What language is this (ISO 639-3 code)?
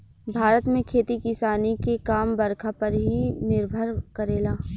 bho